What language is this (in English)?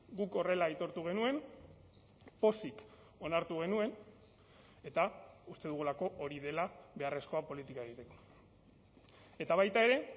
Basque